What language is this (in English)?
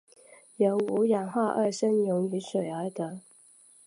Chinese